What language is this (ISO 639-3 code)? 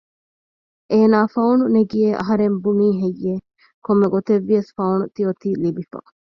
div